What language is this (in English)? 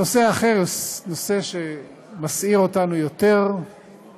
Hebrew